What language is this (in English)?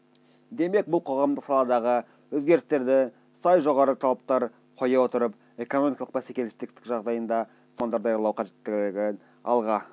Kazakh